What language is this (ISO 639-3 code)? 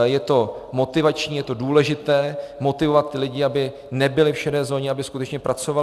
ces